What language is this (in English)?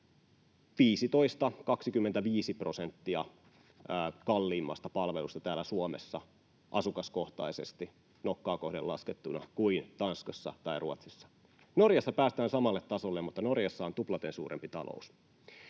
Finnish